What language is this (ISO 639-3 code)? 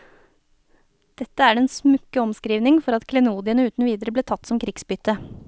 nor